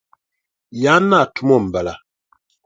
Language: Dagbani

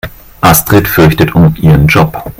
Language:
German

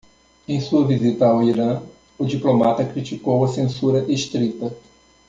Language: Portuguese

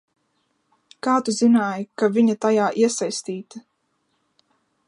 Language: Latvian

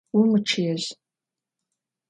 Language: Adyghe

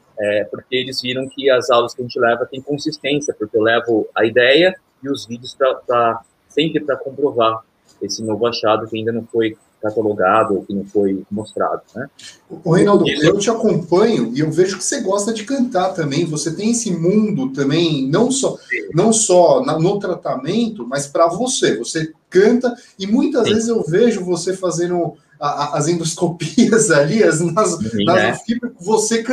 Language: Portuguese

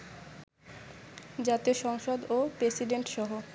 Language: Bangla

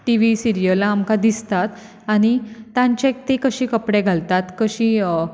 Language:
Konkani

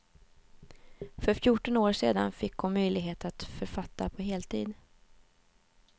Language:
Swedish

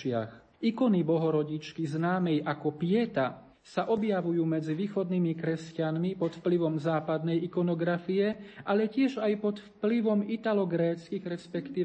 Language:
Slovak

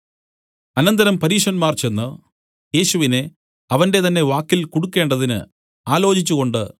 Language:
Malayalam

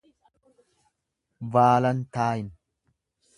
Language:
Oromo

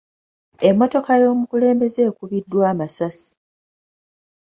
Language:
Ganda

